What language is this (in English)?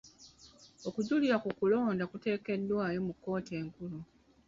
Ganda